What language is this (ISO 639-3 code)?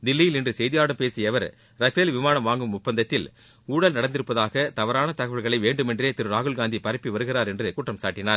tam